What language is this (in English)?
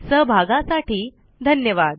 Marathi